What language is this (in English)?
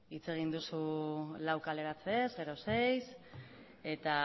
Basque